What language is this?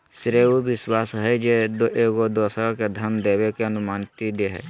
Magahi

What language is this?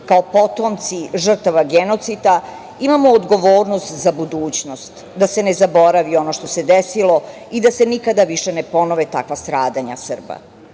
Serbian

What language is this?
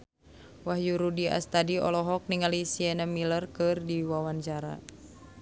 Sundanese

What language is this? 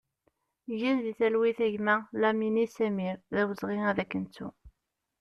Kabyle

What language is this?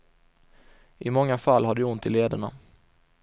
Swedish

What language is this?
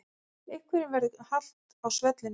Icelandic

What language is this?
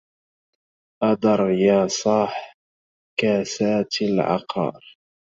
Arabic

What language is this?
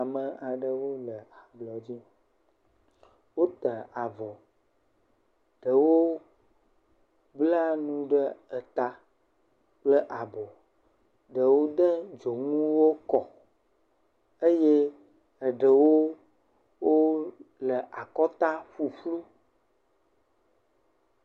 Ewe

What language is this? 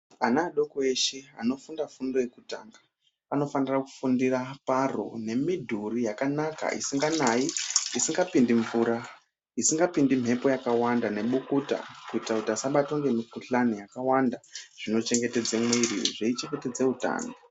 Ndau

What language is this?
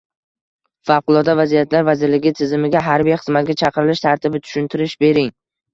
Uzbek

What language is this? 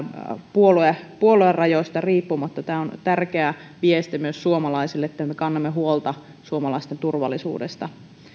Finnish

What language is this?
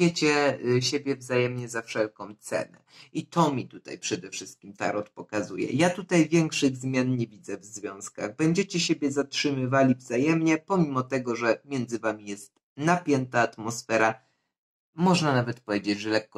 Polish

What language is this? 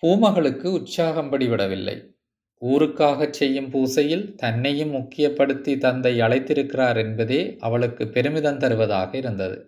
Tamil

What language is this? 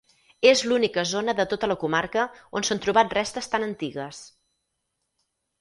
Catalan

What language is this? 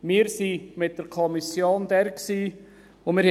Swiss German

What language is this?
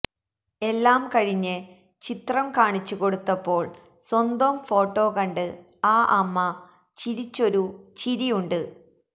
Malayalam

